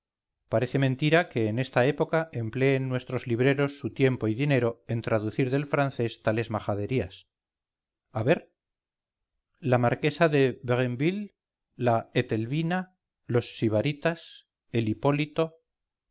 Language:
Spanish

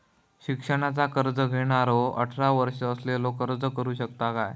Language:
Marathi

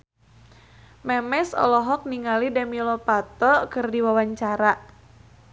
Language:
Sundanese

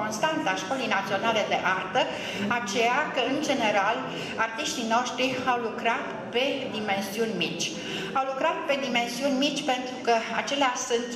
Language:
Romanian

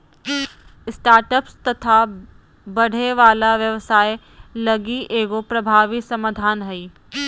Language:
Magahi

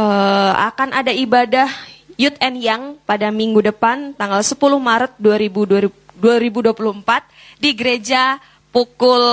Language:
Indonesian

